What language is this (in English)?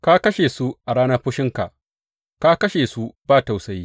Hausa